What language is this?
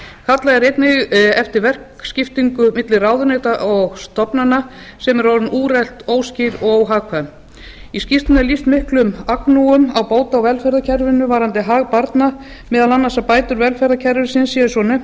Icelandic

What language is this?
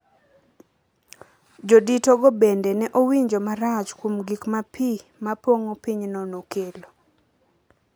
Luo (Kenya and Tanzania)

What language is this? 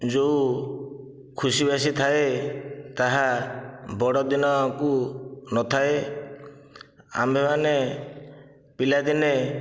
Odia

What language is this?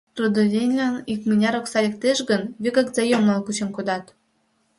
Mari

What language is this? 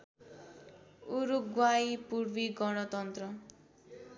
Nepali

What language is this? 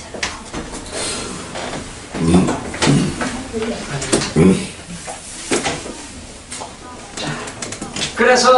Korean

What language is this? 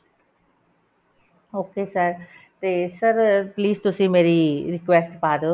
Punjabi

